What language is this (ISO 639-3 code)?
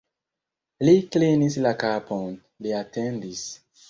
epo